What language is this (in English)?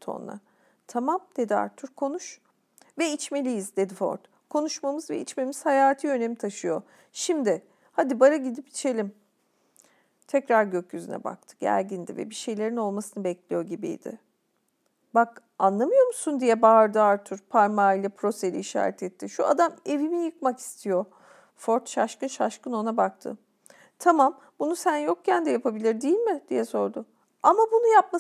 Turkish